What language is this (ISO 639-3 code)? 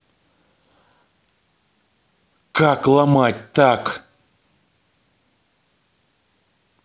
rus